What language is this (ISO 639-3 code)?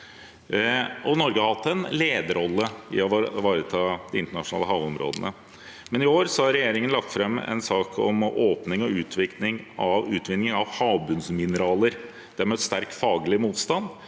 nor